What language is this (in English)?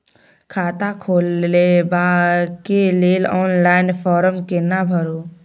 Maithili